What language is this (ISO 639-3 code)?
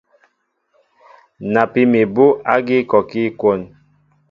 mbo